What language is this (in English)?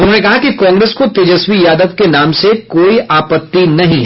Hindi